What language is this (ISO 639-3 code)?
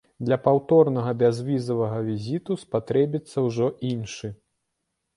bel